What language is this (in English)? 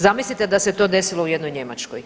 Croatian